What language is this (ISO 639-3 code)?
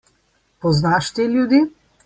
slv